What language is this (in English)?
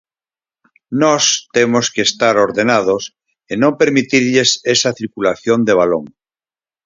Galician